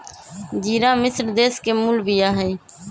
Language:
Magahi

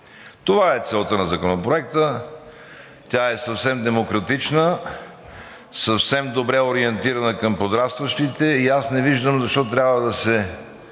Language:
Bulgarian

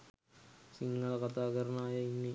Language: Sinhala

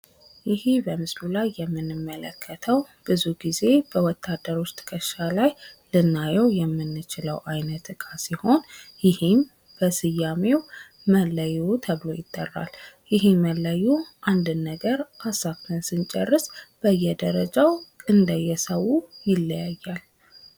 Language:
Amharic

